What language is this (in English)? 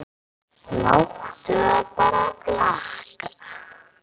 Icelandic